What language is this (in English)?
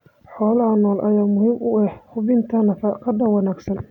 Somali